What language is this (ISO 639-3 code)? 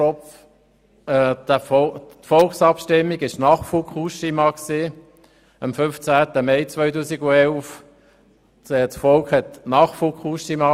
gsw